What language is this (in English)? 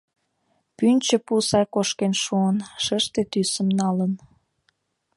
Mari